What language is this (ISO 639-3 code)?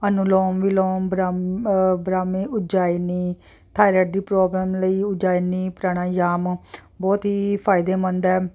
pan